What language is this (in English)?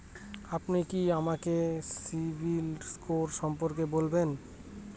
Bangla